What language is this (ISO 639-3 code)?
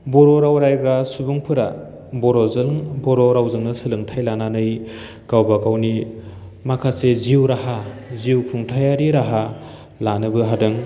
brx